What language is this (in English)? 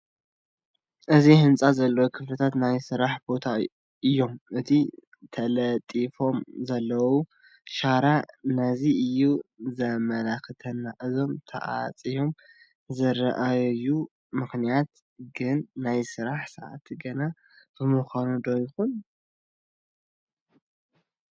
Tigrinya